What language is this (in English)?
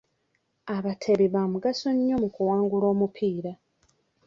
Ganda